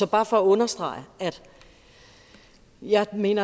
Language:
Danish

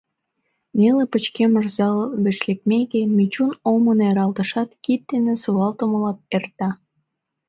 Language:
Mari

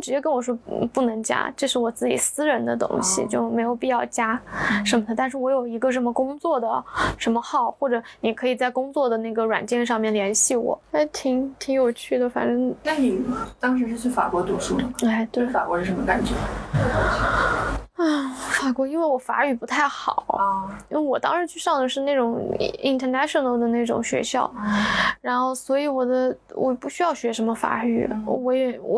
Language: Chinese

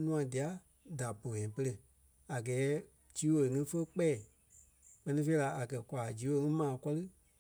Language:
Kpelle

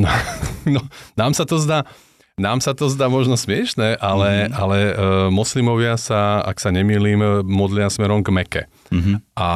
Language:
Slovak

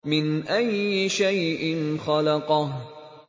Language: Arabic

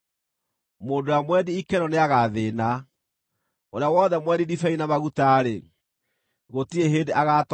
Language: Kikuyu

